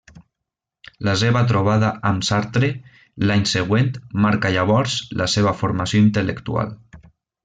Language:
Catalan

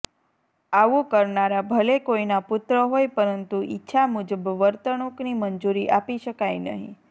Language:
Gujarati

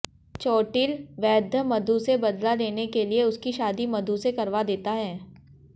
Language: Hindi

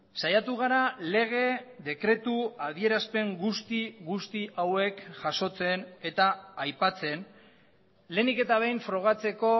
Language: Basque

